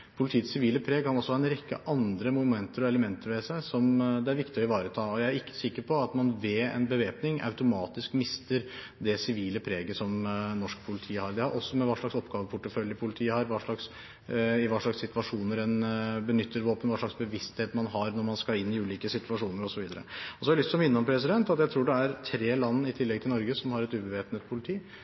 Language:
Norwegian Bokmål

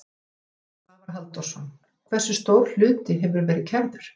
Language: Icelandic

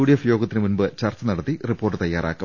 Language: Malayalam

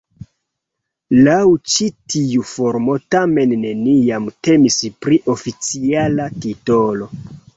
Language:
Esperanto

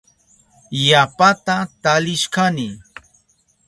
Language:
Southern Pastaza Quechua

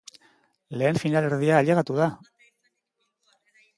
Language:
Basque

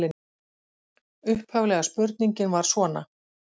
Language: Icelandic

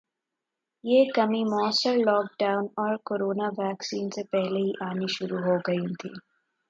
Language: Urdu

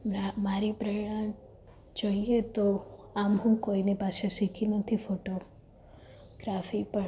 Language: Gujarati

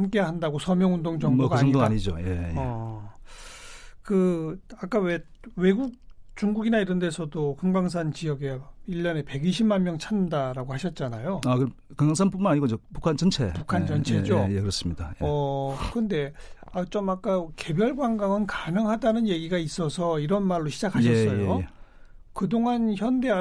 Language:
Korean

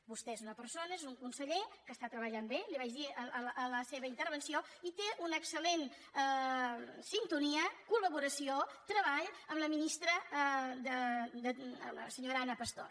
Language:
Catalan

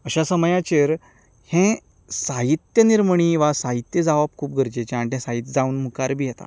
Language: Konkani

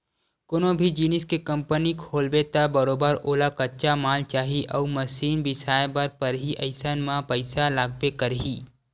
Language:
Chhattisgarhi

